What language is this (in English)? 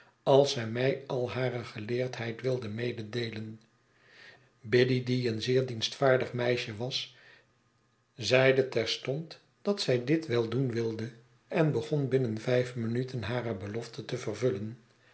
Dutch